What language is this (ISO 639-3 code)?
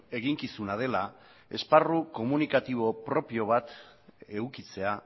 eus